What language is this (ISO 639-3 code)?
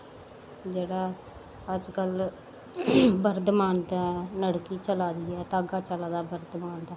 doi